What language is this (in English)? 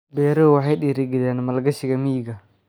Somali